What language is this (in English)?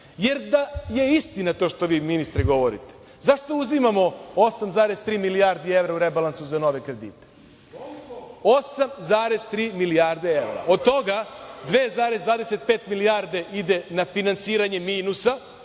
Serbian